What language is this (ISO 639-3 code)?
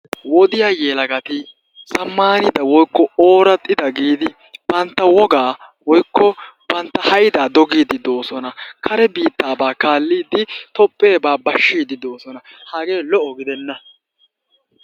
wal